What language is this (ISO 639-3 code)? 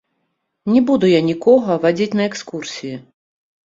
bel